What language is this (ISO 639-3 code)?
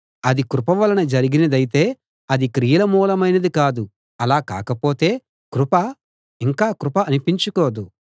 tel